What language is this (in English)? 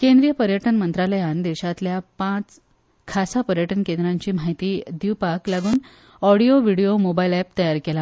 Konkani